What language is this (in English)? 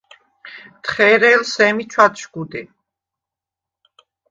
Svan